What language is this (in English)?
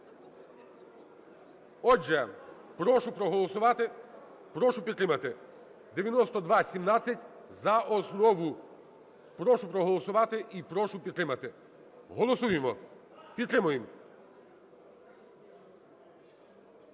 Ukrainian